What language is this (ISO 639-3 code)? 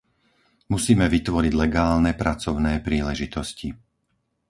slk